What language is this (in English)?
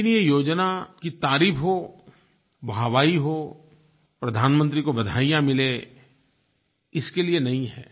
Hindi